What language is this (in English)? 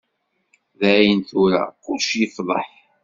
Kabyle